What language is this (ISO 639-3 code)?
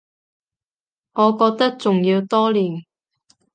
yue